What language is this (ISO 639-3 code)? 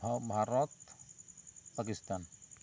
sat